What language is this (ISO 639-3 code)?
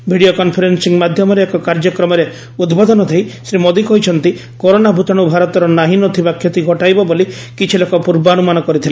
ori